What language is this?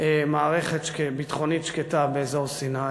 Hebrew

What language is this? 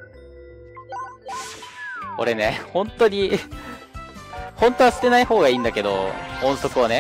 Japanese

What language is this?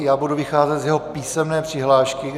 Czech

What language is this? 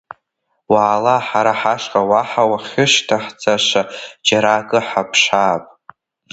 Abkhazian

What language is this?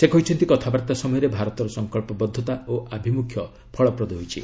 Odia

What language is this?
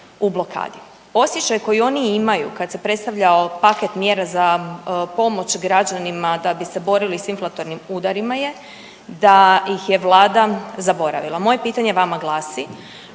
Croatian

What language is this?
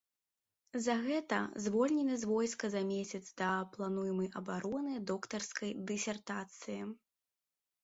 Belarusian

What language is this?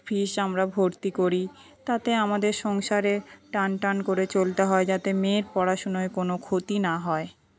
Bangla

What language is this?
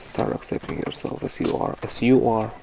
English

